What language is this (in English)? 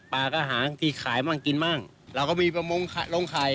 Thai